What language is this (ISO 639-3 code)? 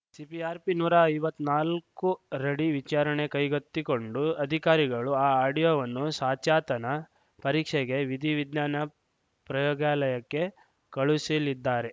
kan